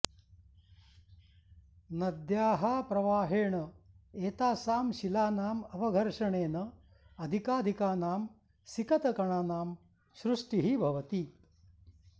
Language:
Sanskrit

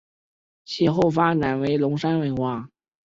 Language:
Chinese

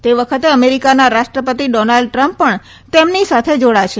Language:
Gujarati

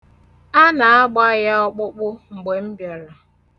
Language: Igbo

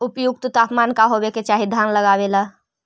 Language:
Magahi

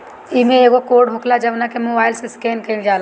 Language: Bhojpuri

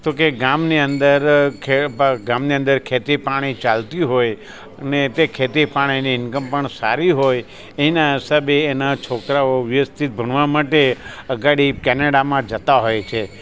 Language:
Gujarati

